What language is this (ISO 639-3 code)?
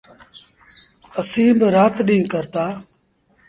sbn